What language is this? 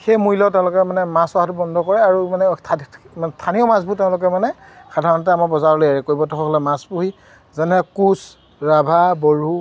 Assamese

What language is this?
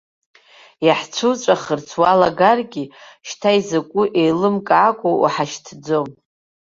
Abkhazian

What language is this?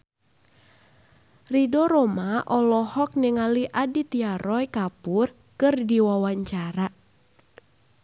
Sundanese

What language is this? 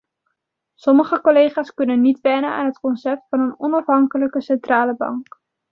Dutch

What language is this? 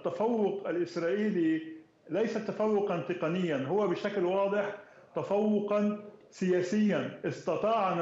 Arabic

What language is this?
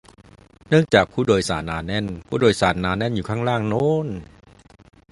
Thai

